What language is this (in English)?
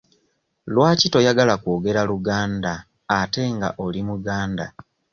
Ganda